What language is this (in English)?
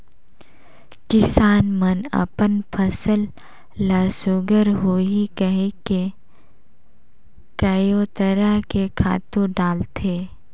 Chhattisgarhi